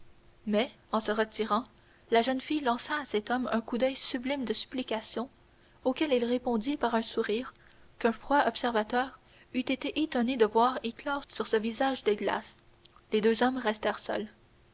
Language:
French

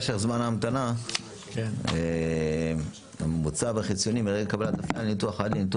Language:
Hebrew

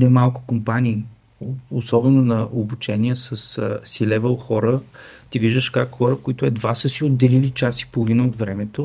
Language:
Bulgarian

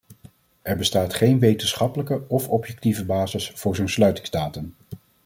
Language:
Dutch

